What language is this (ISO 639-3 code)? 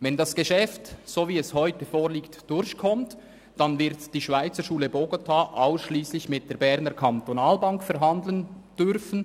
gsw